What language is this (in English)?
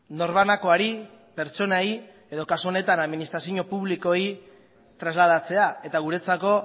Basque